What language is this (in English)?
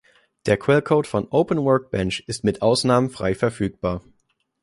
German